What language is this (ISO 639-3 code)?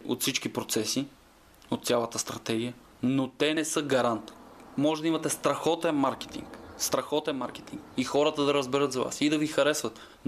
bul